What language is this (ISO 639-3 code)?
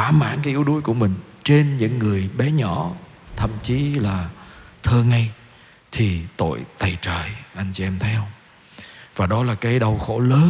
vie